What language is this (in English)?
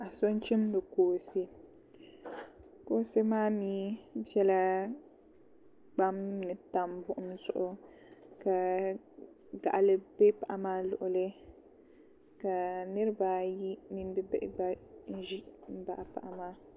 Dagbani